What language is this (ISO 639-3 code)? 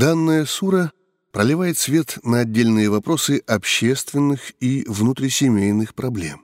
rus